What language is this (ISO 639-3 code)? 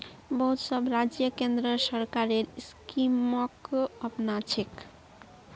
mag